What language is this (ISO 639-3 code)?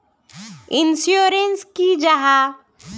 mag